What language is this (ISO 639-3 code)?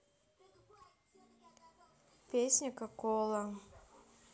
rus